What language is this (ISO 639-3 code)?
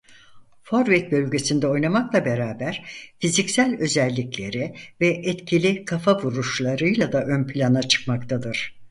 tur